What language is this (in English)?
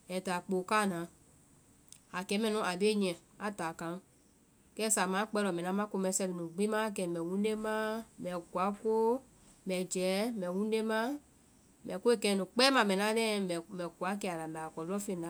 Vai